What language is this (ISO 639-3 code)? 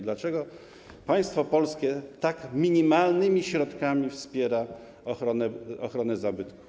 pol